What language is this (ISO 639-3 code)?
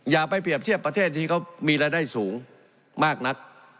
tha